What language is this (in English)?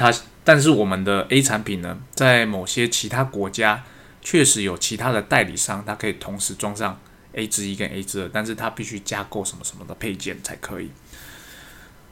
Chinese